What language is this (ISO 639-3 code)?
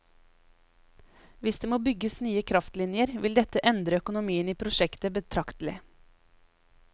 nor